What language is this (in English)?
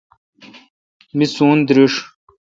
Kalkoti